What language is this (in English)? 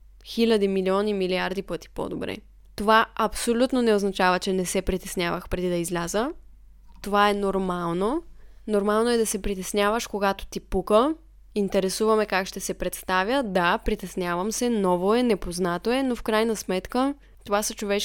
Bulgarian